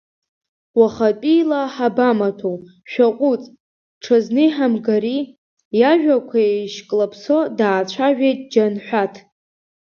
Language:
Abkhazian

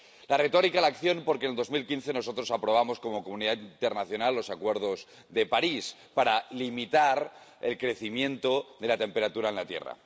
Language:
Spanish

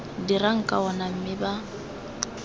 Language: Tswana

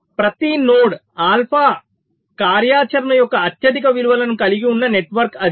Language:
Telugu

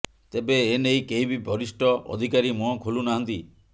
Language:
Odia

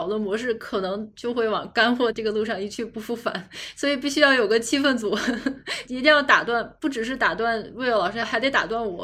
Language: Chinese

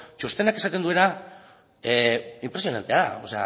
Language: Basque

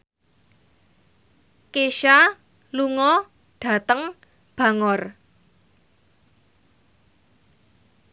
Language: Javanese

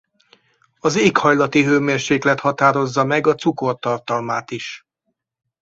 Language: Hungarian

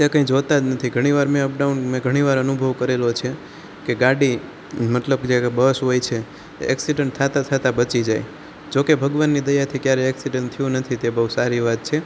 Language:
Gujarati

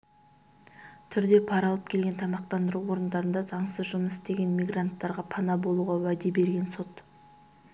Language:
Kazakh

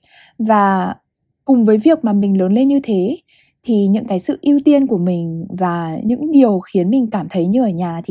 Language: Vietnamese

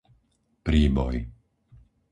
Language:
Slovak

